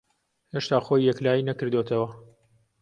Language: Central Kurdish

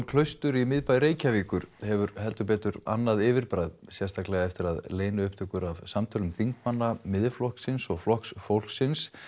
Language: Icelandic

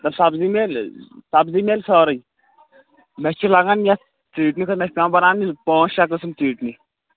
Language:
Kashmiri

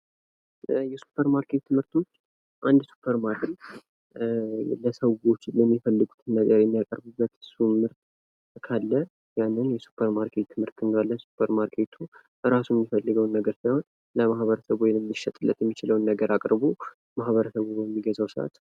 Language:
Amharic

